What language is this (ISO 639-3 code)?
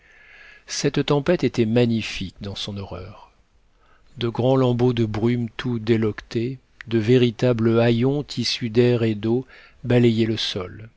fra